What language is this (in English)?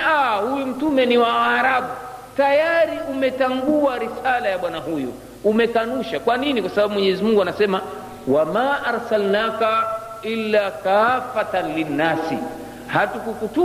Swahili